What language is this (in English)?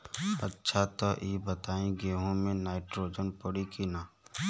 Bhojpuri